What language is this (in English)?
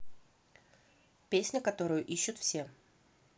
Russian